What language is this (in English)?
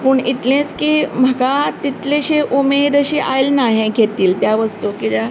Konkani